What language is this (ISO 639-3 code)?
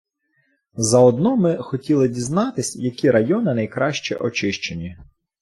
ukr